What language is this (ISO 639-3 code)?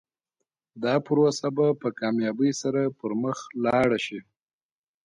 pus